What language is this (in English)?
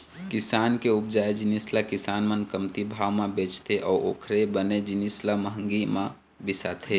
Chhattisgarhi